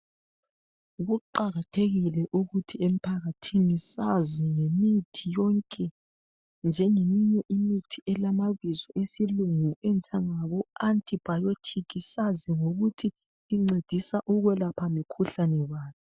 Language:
North Ndebele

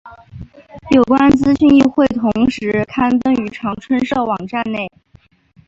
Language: Chinese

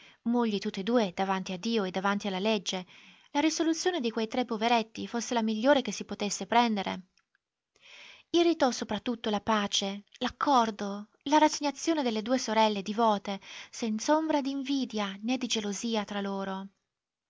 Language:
Italian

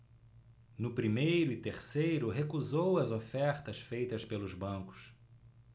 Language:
Portuguese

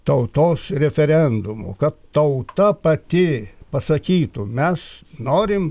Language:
Lithuanian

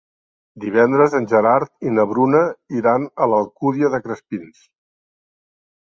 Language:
Catalan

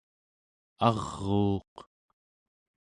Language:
Central Yupik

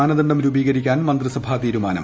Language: Malayalam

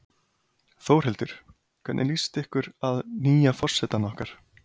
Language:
Icelandic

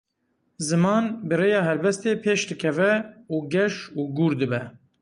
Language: Kurdish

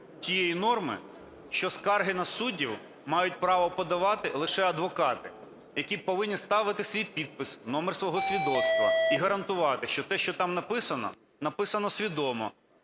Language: Ukrainian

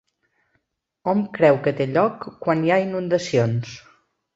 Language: Catalan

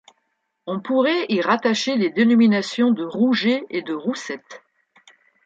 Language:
French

